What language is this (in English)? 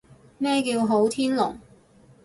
Cantonese